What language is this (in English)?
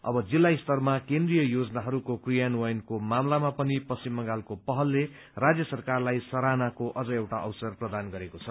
Nepali